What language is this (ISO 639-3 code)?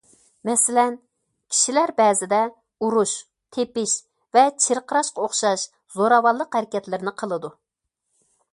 uig